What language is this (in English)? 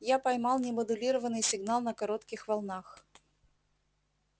Russian